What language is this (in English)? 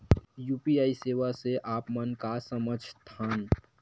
Chhattisgarhi